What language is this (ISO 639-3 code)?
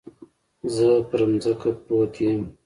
pus